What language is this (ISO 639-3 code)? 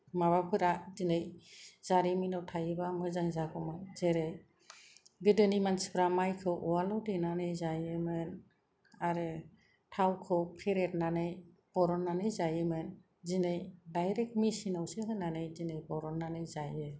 brx